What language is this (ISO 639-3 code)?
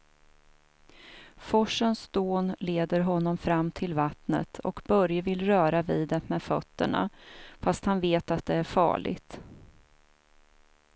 swe